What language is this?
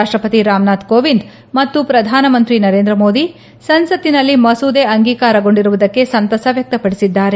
Kannada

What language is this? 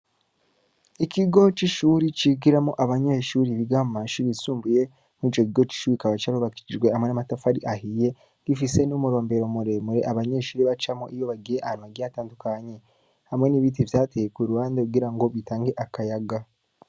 Rundi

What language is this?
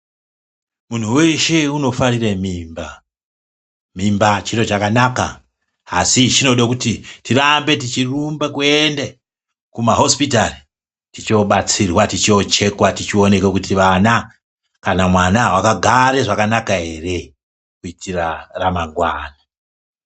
Ndau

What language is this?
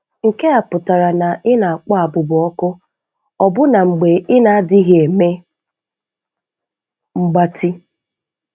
Igbo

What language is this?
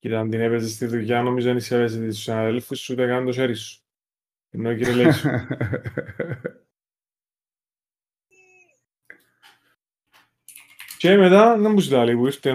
Greek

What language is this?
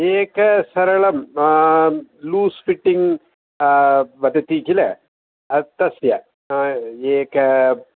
Sanskrit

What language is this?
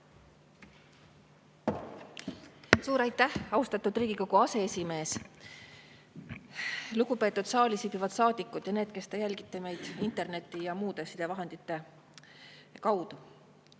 Estonian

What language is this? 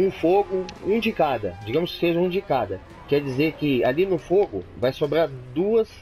Portuguese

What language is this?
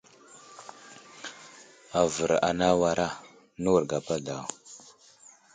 Wuzlam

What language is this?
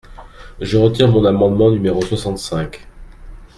French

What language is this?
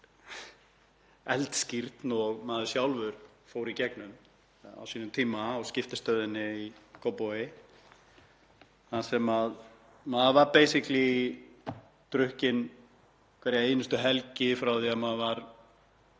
Icelandic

